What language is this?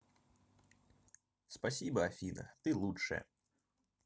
Russian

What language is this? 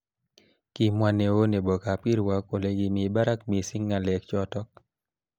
Kalenjin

